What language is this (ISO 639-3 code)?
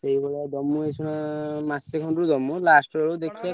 ori